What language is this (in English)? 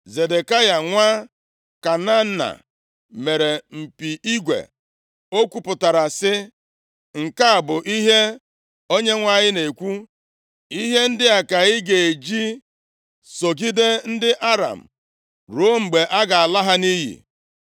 Igbo